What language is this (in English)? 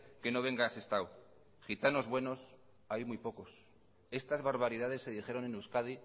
Spanish